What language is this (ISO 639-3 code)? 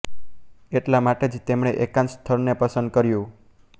guj